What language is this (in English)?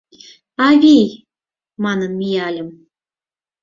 Mari